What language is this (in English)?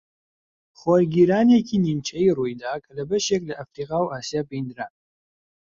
Central Kurdish